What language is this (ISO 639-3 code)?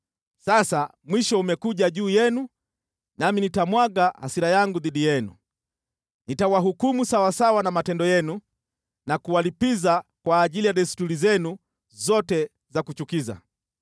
swa